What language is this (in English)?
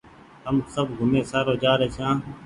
Goaria